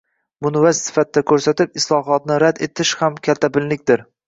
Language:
Uzbek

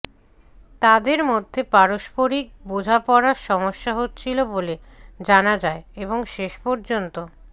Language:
Bangla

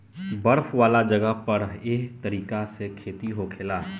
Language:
Bhojpuri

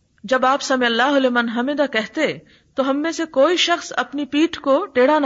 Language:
Urdu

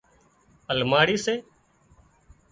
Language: Wadiyara Koli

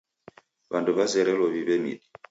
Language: Taita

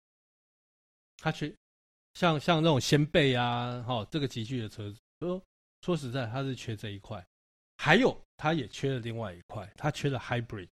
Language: Chinese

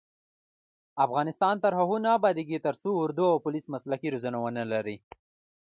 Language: Pashto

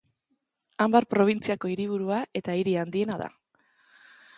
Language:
Basque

